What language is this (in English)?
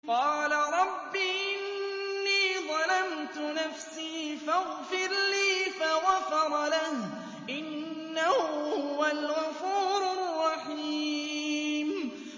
Arabic